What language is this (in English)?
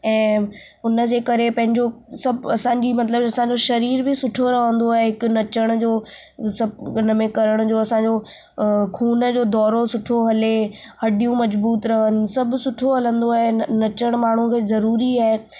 Sindhi